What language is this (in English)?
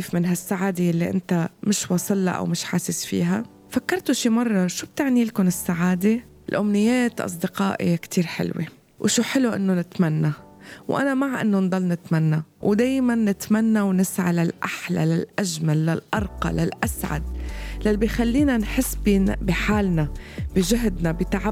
Arabic